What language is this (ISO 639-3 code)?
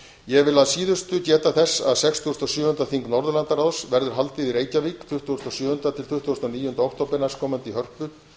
isl